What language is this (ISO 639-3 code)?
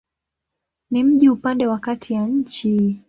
swa